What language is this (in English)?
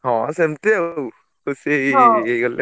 Odia